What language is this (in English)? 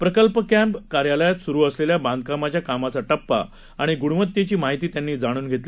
Marathi